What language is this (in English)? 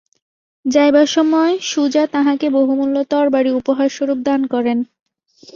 Bangla